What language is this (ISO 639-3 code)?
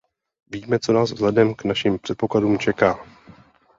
ces